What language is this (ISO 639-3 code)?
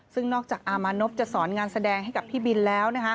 tha